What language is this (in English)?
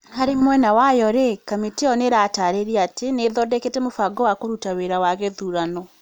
Kikuyu